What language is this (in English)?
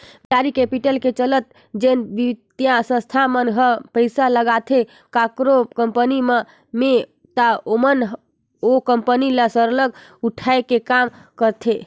Chhattisgarhi